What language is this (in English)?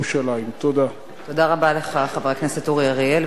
Hebrew